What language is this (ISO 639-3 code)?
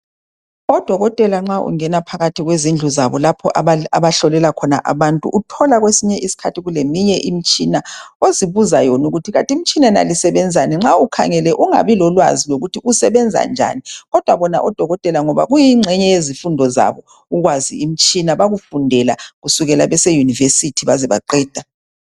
nde